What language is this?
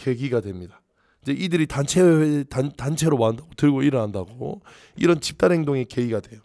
Korean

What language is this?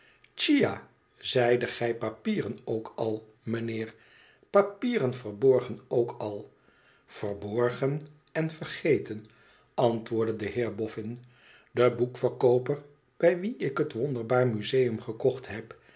Dutch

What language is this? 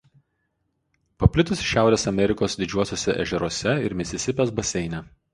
Lithuanian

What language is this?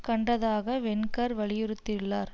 Tamil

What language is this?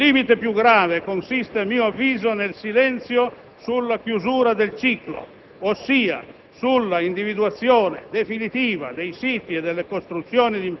Italian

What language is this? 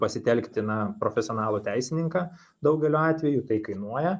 Lithuanian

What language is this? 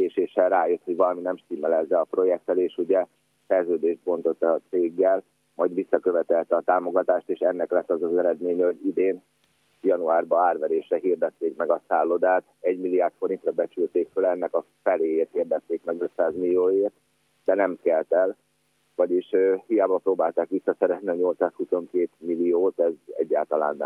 Hungarian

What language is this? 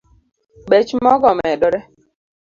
Luo (Kenya and Tanzania)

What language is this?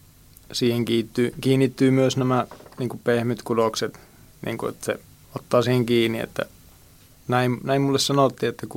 Finnish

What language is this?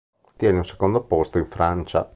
Italian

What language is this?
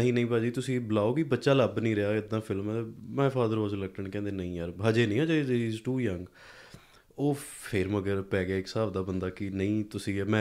Punjabi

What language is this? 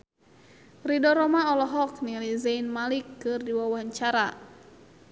Sundanese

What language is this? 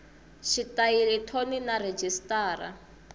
Tsonga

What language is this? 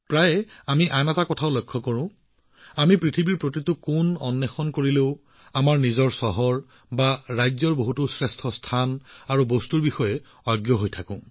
Assamese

